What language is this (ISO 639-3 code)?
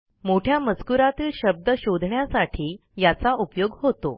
mar